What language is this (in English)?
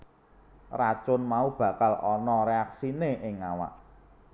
Javanese